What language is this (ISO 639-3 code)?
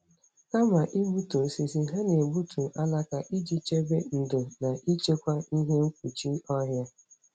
ibo